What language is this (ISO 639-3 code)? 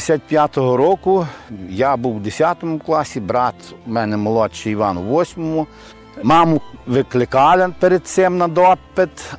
ukr